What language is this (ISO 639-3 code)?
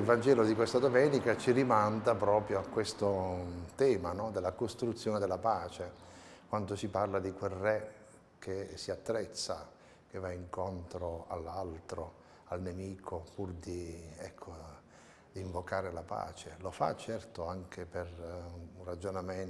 ita